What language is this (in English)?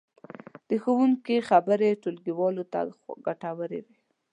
Pashto